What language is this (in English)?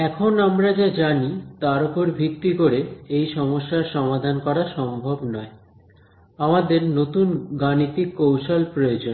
Bangla